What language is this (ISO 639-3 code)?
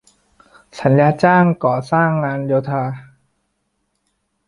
tha